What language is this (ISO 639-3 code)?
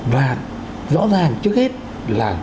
vie